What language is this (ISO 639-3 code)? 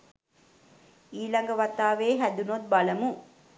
sin